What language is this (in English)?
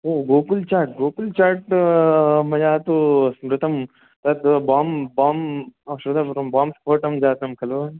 Sanskrit